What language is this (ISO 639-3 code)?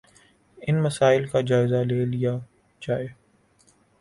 urd